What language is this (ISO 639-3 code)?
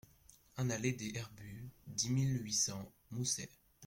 fra